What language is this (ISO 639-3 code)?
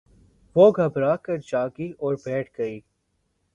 urd